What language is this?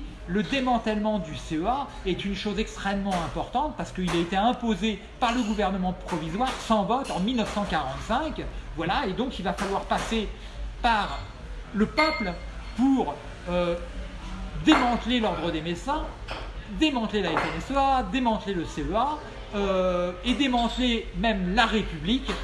French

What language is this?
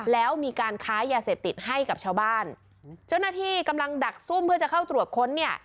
Thai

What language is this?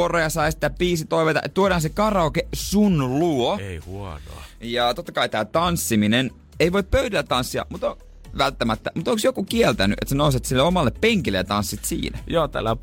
Finnish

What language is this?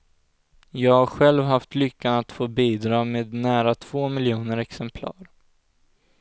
Swedish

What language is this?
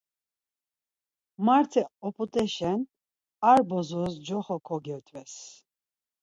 Laz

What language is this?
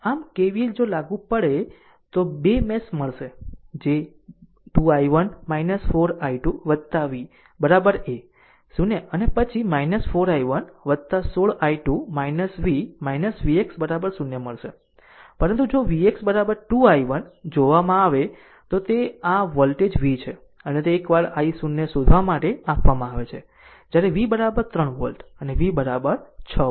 Gujarati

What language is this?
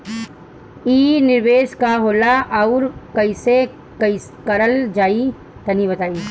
Bhojpuri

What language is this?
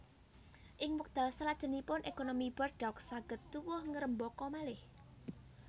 Javanese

